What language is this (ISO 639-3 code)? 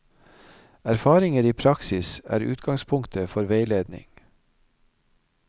nor